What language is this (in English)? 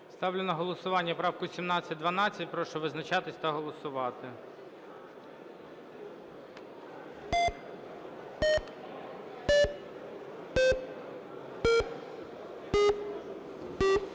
Ukrainian